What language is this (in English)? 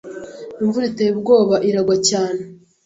Kinyarwanda